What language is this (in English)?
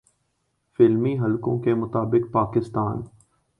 Urdu